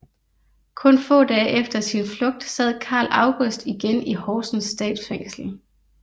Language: Danish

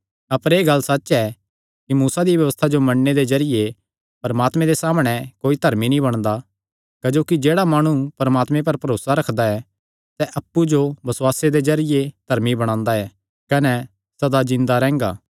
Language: Kangri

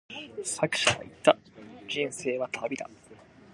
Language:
Japanese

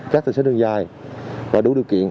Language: Vietnamese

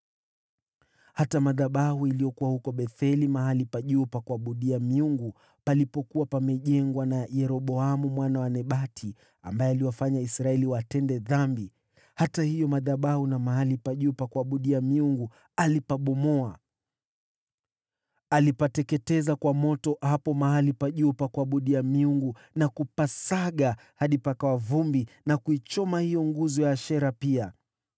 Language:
Swahili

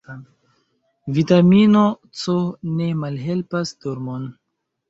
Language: Esperanto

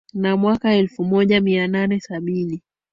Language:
Swahili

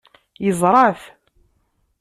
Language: Kabyle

